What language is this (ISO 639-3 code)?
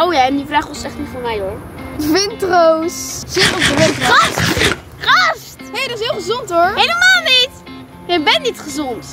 nld